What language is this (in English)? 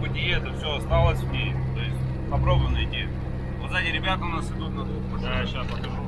Russian